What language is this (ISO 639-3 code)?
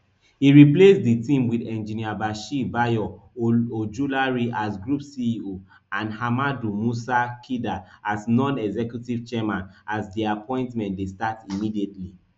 pcm